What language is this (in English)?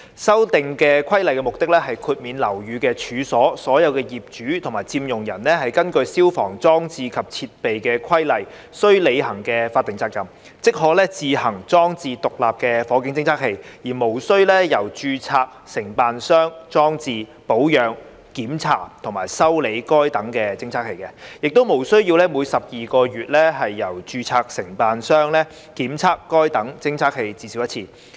Cantonese